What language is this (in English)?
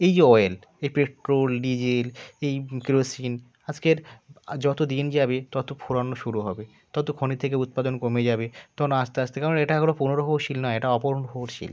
Bangla